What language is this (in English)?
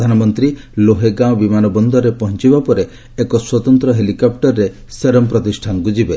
Odia